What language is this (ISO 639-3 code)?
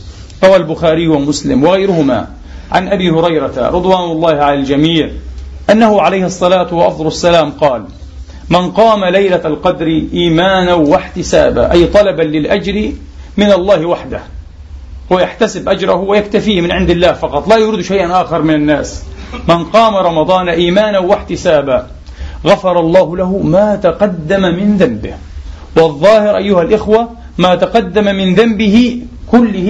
ara